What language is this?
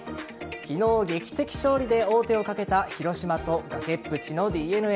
Japanese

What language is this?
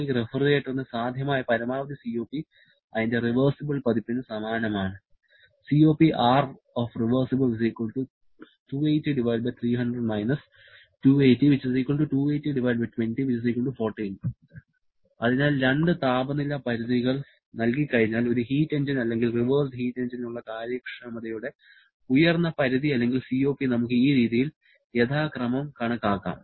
Malayalam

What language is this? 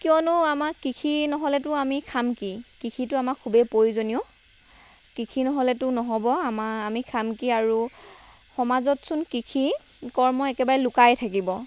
Assamese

